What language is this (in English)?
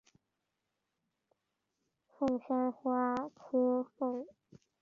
Chinese